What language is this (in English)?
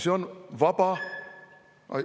Estonian